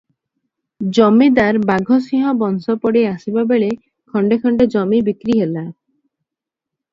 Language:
Odia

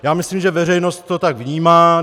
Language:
Czech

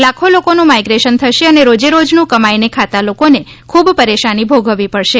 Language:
Gujarati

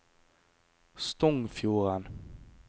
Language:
Norwegian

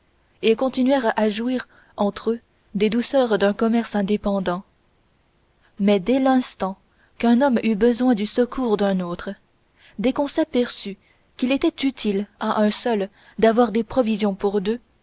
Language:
French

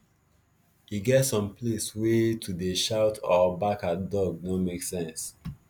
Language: Nigerian Pidgin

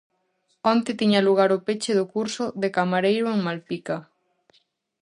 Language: Galician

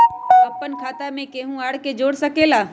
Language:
Magahi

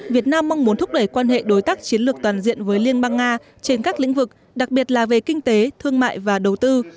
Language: Vietnamese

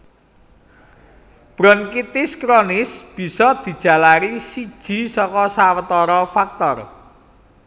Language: Javanese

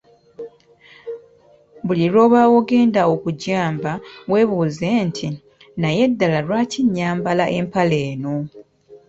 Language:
Ganda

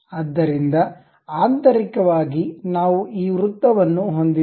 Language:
Kannada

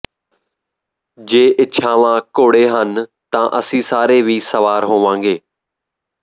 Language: Punjabi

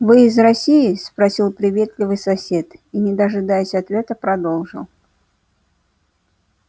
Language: Russian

